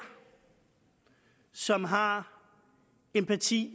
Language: Danish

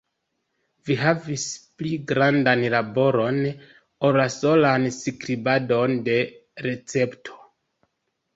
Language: Esperanto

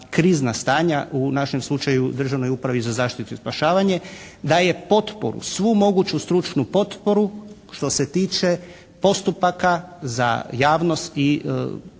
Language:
Croatian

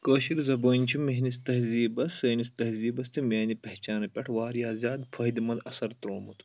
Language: Kashmiri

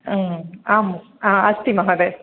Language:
Sanskrit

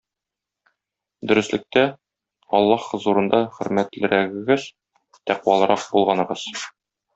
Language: Tatar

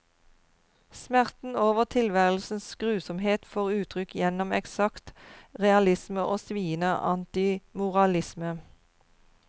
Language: Norwegian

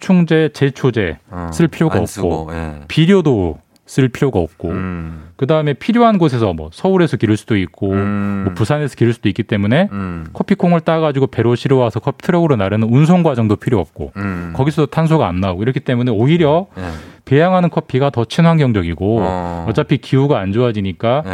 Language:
Korean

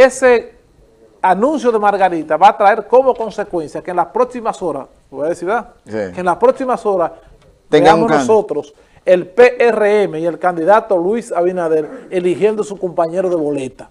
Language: Spanish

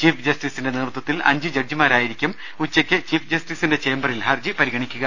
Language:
Malayalam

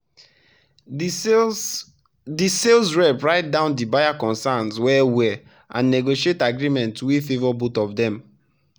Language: Nigerian Pidgin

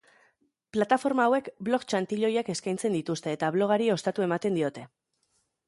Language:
Basque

